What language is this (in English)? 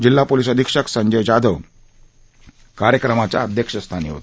Marathi